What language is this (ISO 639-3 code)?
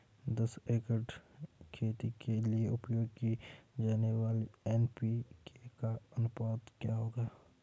hin